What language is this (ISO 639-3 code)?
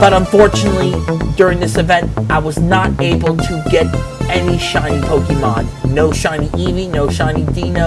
eng